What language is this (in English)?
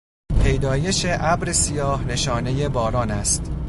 Persian